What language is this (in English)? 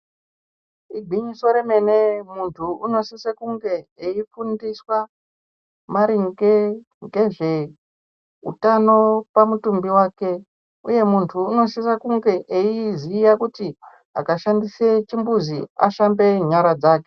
Ndau